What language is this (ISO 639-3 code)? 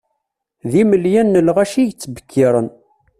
kab